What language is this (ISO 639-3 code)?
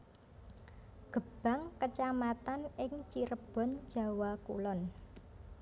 jav